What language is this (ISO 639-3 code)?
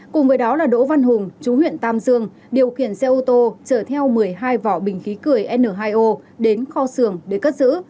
vie